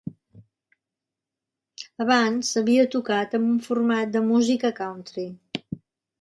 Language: Catalan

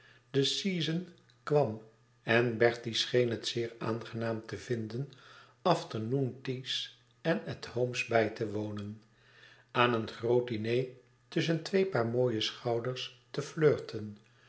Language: Dutch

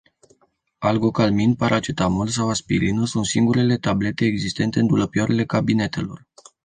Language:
Romanian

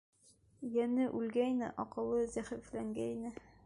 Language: Bashkir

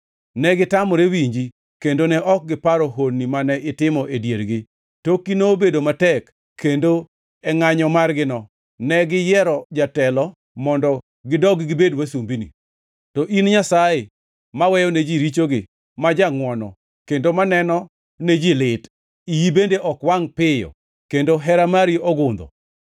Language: Luo (Kenya and Tanzania)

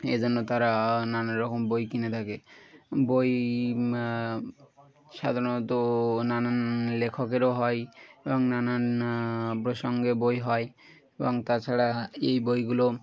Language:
Bangla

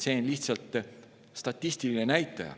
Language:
Estonian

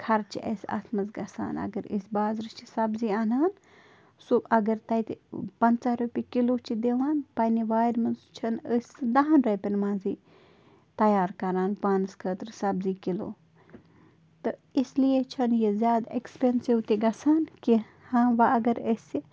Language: Kashmiri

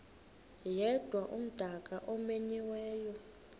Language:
Xhosa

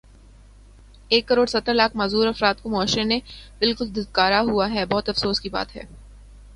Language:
Urdu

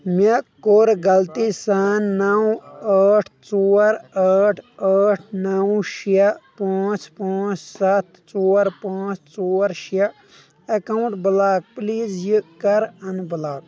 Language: Kashmiri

